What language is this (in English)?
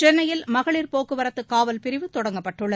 Tamil